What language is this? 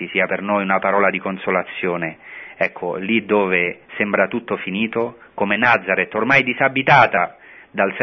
Italian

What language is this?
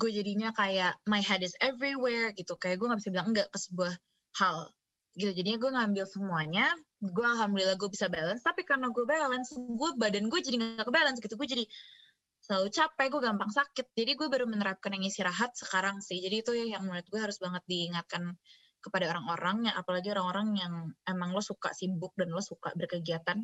Indonesian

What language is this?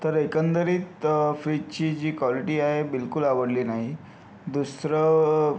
Marathi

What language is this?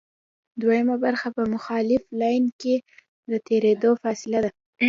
Pashto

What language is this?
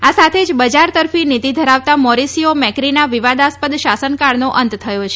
Gujarati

